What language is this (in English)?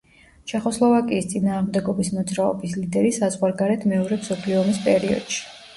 Georgian